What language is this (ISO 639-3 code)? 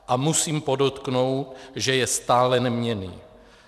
ces